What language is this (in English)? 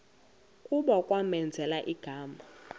Xhosa